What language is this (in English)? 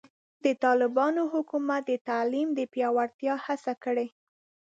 Pashto